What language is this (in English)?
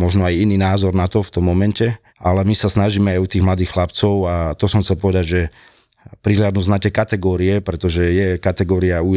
Slovak